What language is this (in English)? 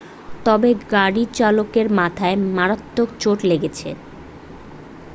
Bangla